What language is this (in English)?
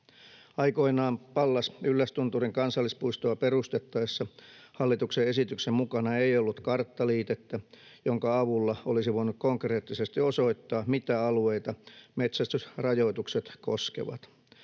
Finnish